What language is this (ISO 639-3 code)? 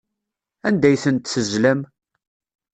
kab